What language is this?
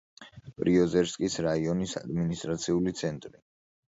Georgian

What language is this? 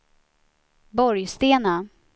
Swedish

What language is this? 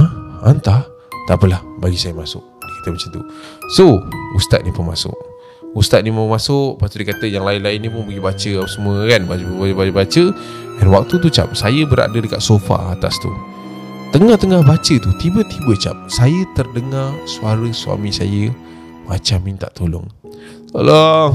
Malay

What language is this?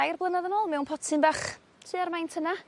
Welsh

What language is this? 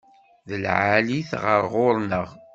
Kabyle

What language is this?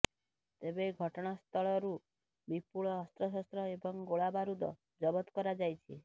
Odia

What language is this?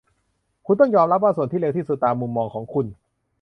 Thai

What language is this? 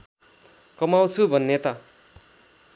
Nepali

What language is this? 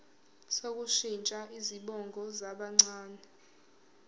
Zulu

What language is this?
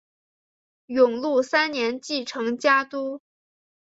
Chinese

